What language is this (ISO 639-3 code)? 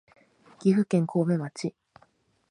jpn